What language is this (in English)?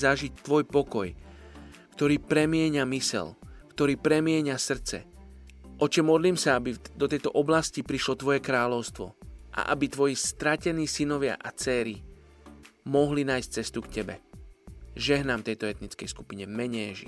Slovak